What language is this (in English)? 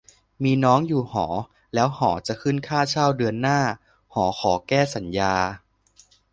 Thai